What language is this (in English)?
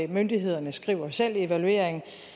Danish